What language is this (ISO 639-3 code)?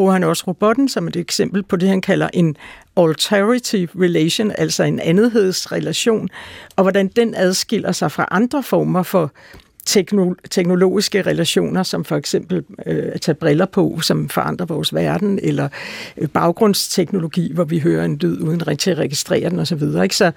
dan